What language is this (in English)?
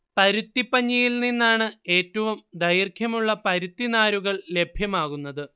Malayalam